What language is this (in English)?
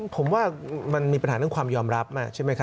Thai